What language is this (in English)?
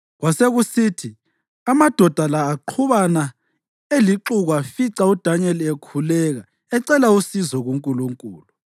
North Ndebele